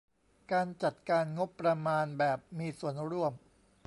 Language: Thai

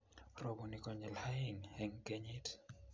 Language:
Kalenjin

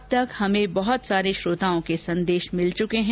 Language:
Hindi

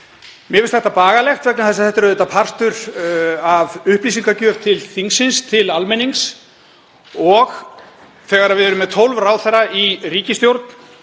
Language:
Icelandic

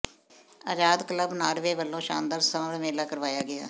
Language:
Punjabi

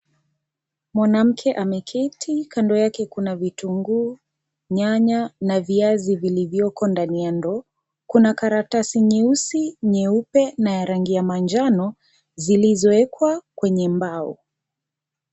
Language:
Swahili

